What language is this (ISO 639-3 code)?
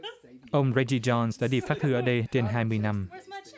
vie